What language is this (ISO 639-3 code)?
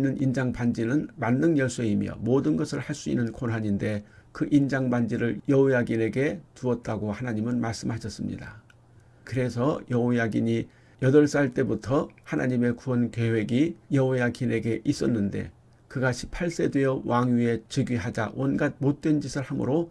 kor